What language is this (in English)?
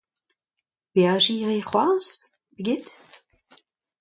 Breton